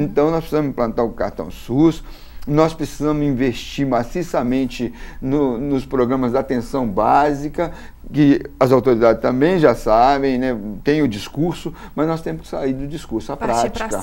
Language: Portuguese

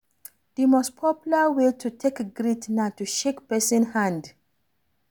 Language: Nigerian Pidgin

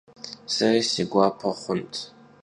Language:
Kabardian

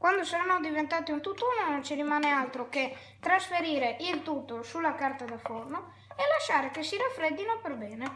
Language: Italian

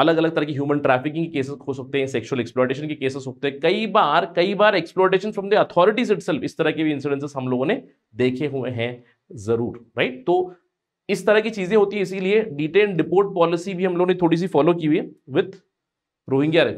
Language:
Hindi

